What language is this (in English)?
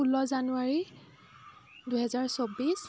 Assamese